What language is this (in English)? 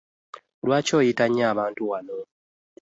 Ganda